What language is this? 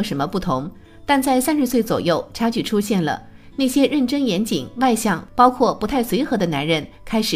Chinese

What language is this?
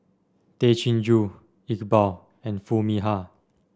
English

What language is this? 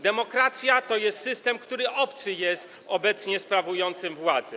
Polish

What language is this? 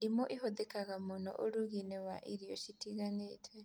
Kikuyu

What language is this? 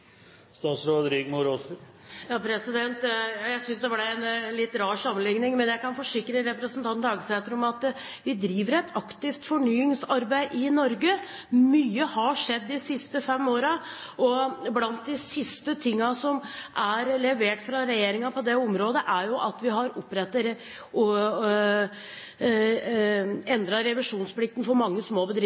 Norwegian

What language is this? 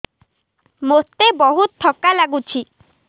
Odia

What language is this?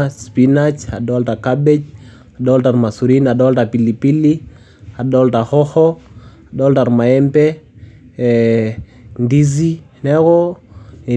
Masai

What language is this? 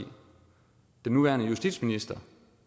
Danish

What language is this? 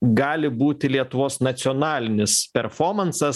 Lithuanian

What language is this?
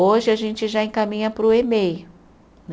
Portuguese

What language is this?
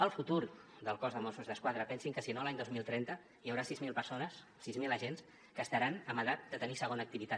Catalan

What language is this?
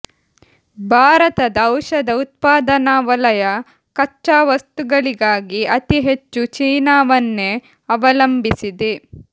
Kannada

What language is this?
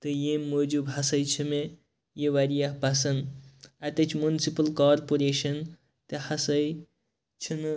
Kashmiri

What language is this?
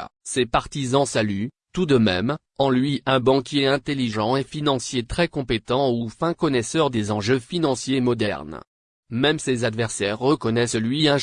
French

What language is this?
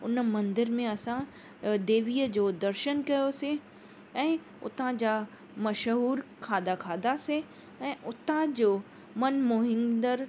Sindhi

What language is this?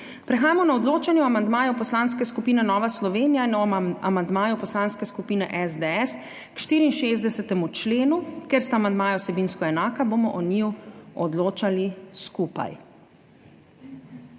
Slovenian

